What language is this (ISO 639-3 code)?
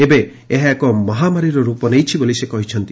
ori